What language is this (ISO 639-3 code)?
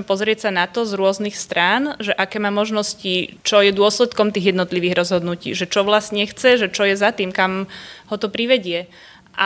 slk